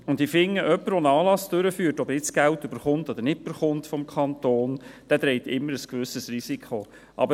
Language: Swiss German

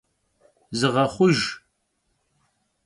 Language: Kabardian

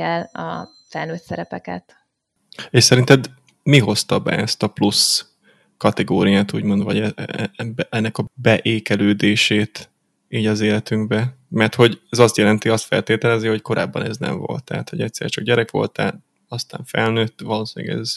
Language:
Hungarian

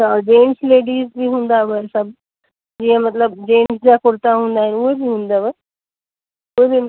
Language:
Sindhi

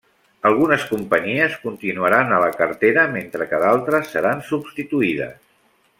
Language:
Catalan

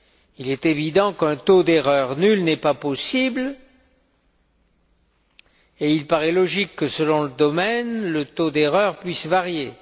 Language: French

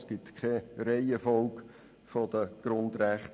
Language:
Swiss German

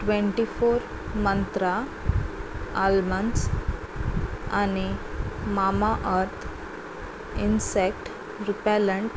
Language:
Konkani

